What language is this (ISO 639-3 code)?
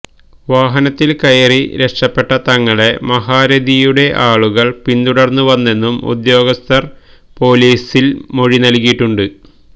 mal